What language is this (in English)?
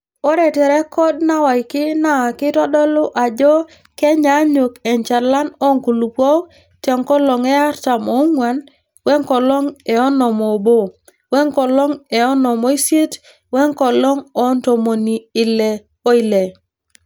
Masai